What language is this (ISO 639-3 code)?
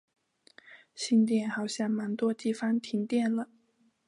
zho